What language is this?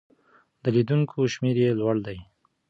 Pashto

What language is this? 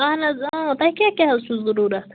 Kashmiri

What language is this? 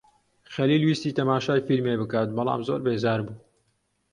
Central Kurdish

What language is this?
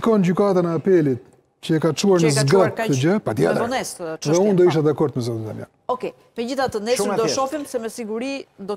Romanian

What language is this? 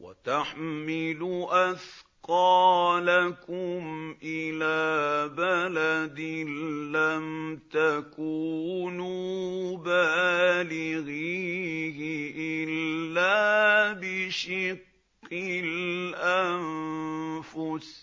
Arabic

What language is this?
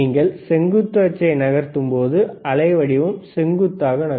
Tamil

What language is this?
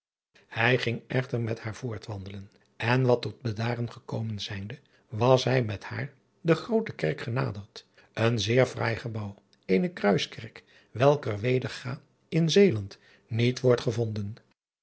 Dutch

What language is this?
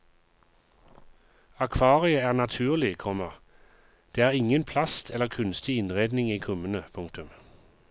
Norwegian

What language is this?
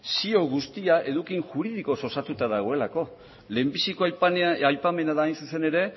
Basque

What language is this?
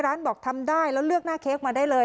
Thai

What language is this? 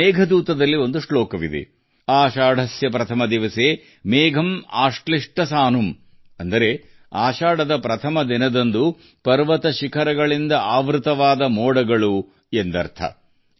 Kannada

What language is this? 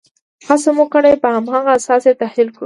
Pashto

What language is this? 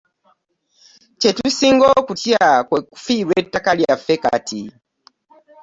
Ganda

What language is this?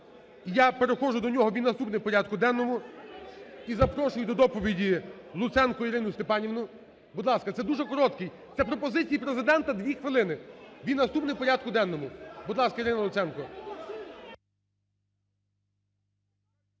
Ukrainian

